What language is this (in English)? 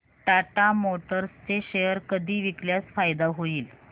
Marathi